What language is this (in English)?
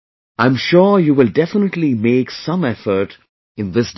English